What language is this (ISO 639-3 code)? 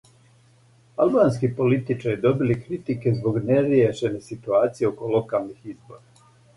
srp